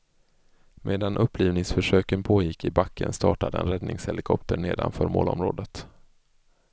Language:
Swedish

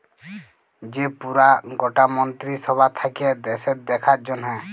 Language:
Bangla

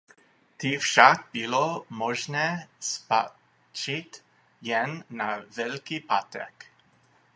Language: Czech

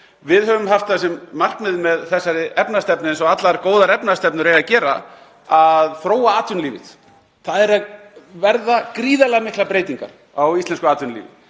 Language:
Icelandic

